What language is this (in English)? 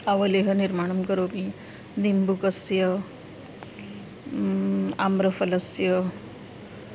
Sanskrit